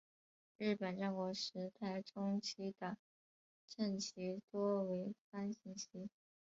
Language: Chinese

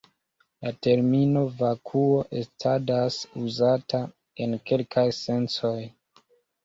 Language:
Esperanto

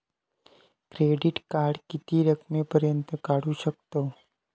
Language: Marathi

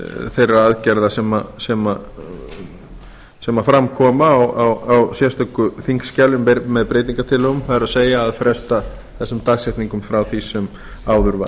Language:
Icelandic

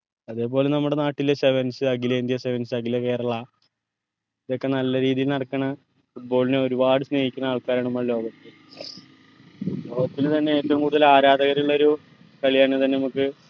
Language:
Malayalam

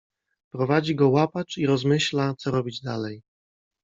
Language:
Polish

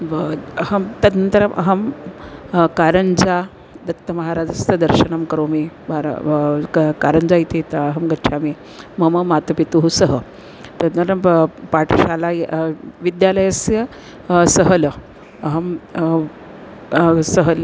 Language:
Sanskrit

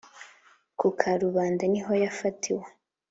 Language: Kinyarwanda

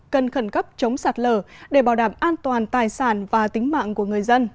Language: Vietnamese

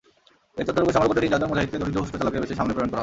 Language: Bangla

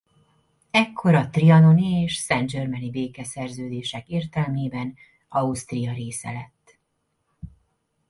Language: Hungarian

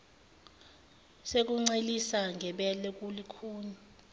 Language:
Zulu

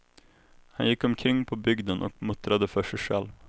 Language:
Swedish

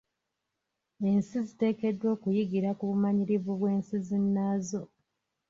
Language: Ganda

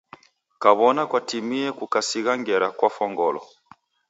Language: Taita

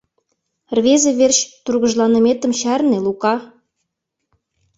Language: Mari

